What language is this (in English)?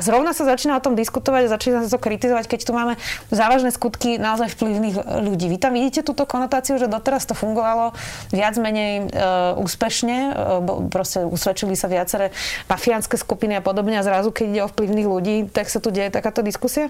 Slovak